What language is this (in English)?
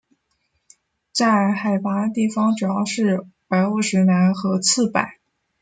Chinese